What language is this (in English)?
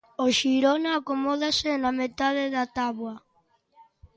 Galician